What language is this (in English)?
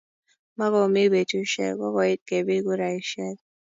Kalenjin